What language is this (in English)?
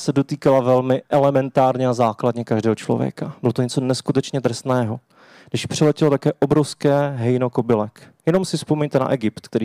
Czech